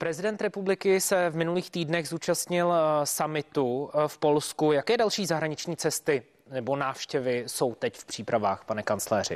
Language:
Czech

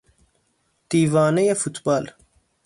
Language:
Persian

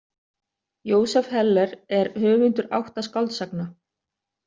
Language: Icelandic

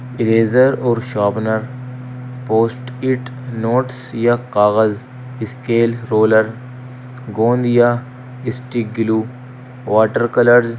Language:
Urdu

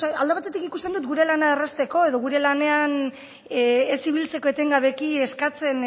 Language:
Basque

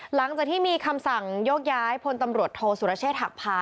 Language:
Thai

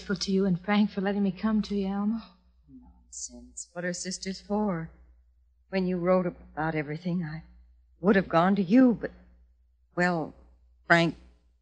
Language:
English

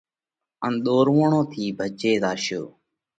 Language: Parkari Koli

